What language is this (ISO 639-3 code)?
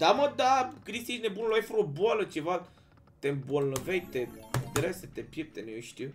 ron